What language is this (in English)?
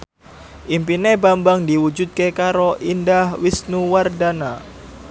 Javanese